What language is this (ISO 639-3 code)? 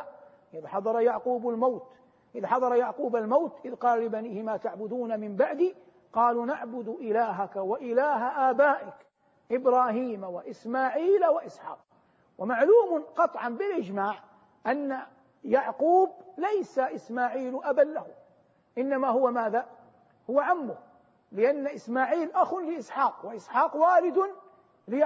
ara